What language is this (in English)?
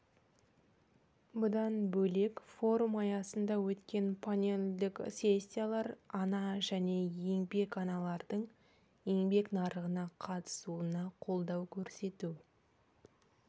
Kazakh